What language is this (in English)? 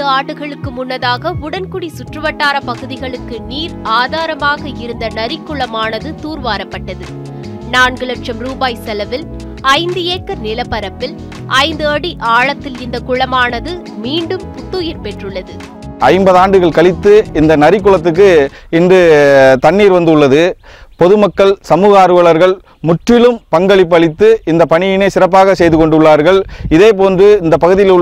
Tamil